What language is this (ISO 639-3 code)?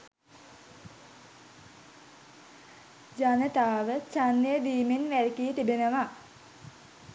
sin